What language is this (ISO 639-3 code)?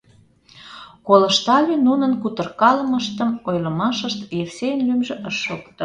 chm